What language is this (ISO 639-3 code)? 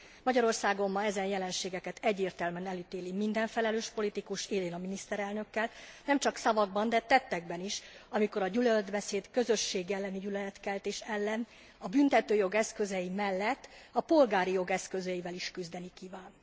hun